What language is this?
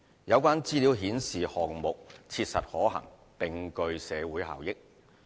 Cantonese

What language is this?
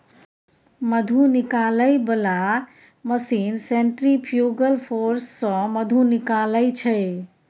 Maithili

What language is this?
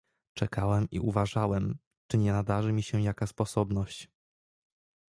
Polish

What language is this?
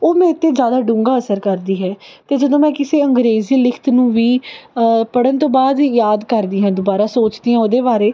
Punjabi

